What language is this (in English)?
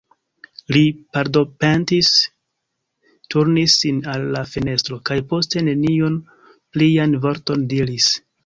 Esperanto